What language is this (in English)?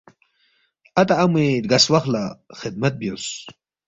Balti